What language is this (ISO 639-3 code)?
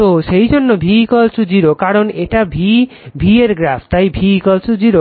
ben